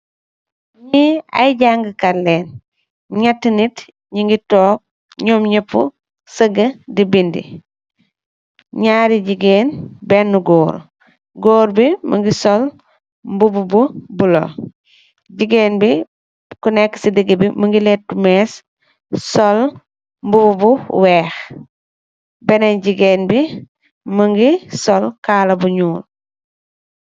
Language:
Wolof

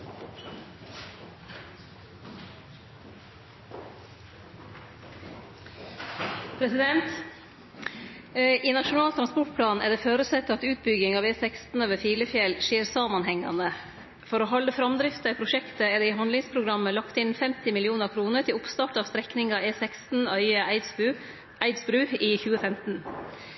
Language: Norwegian Nynorsk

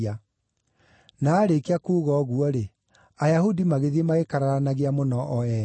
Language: Kikuyu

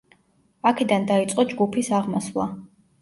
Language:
Georgian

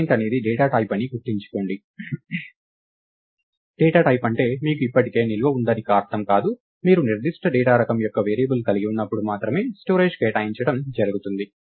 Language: Telugu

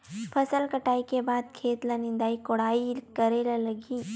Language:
Chhattisgarhi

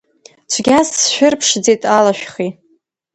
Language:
Abkhazian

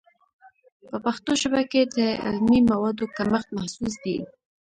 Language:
Pashto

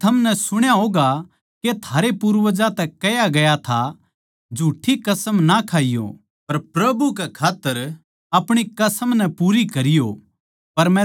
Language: Haryanvi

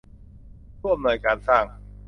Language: Thai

